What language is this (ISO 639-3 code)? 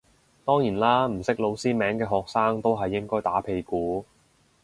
yue